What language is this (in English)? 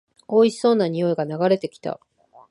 Japanese